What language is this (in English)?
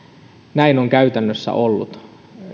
Finnish